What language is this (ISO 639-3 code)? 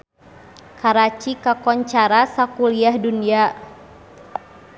sun